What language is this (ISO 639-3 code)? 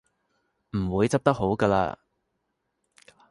yue